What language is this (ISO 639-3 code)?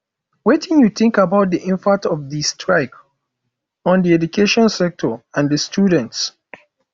pcm